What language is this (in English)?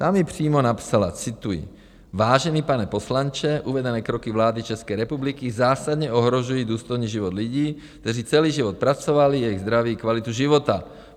Czech